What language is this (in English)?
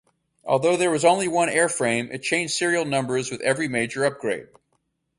English